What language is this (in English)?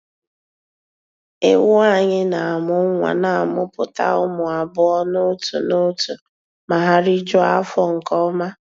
Igbo